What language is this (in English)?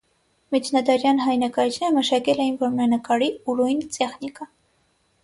Armenian